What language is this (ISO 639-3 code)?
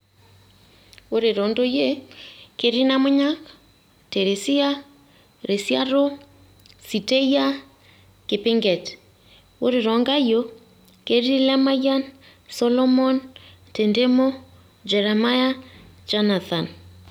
mas